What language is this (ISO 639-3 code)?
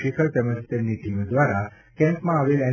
guj